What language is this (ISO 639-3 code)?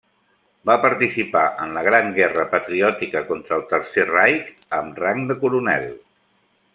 cat